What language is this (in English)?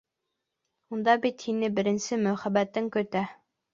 Bashkir